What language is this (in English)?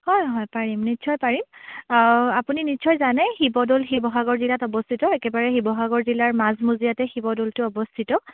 Assamese